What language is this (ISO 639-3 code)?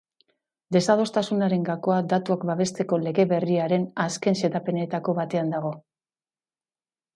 eus